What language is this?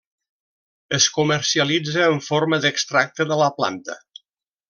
Catalan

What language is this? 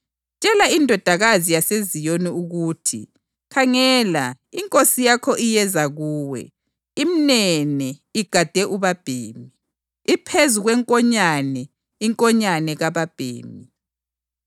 North Ndebele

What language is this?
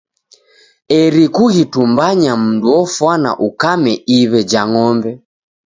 Taita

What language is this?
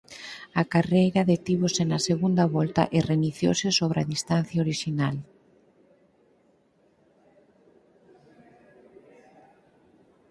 Galician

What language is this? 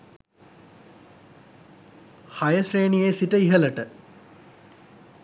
Sinhala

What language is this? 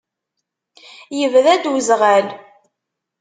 Kabyle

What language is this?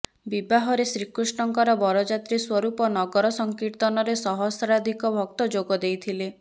Odia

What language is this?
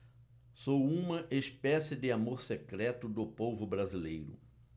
Portuguese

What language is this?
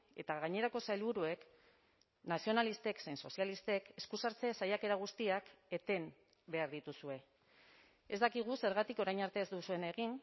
Basque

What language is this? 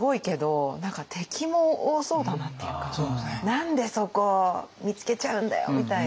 Japanese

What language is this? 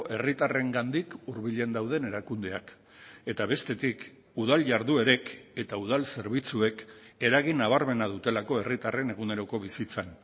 Basque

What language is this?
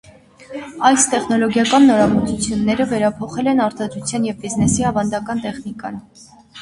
Armenian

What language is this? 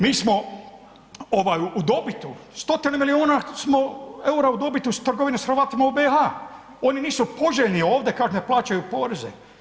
Croatian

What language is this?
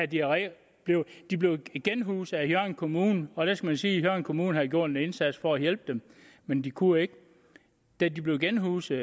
Danish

